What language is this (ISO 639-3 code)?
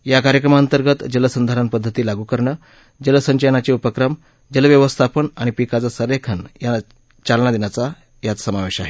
mar